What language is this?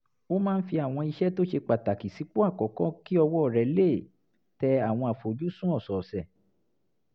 Yoruba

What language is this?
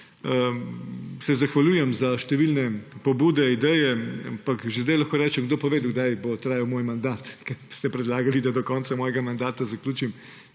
Slovenian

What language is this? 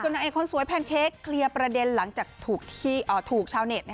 Thai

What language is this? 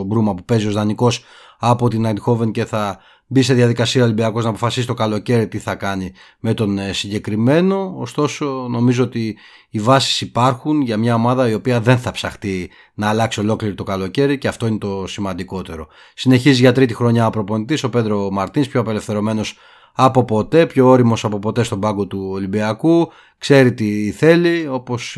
Greek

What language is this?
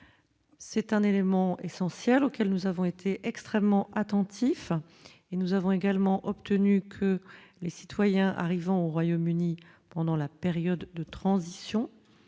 French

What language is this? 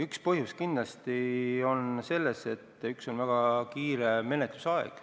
Estonian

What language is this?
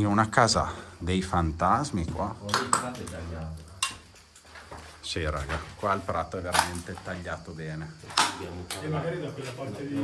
Italian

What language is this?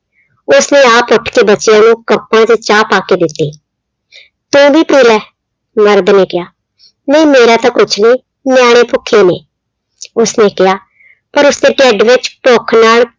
Punjabi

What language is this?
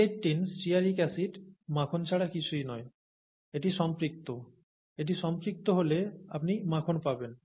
Bangla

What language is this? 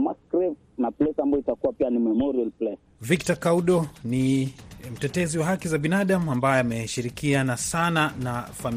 Swahili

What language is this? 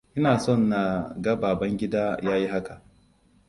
Hausa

